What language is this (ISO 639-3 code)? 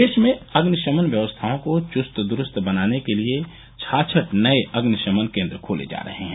hin